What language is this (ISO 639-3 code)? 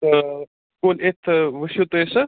kas